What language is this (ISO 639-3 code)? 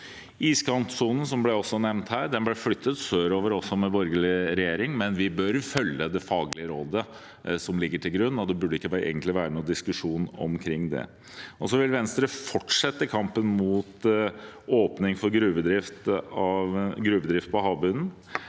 nor